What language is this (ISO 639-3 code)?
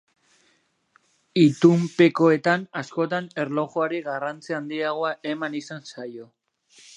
eus